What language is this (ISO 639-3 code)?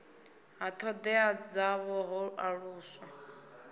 ven